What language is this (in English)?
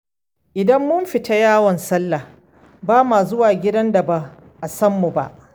Hausa